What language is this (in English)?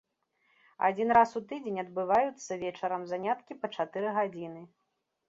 Belarusian